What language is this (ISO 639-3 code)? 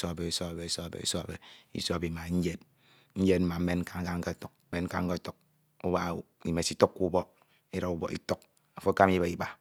itw